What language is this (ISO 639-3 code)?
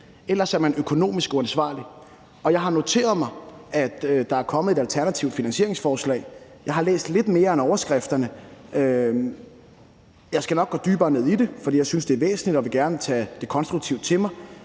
dan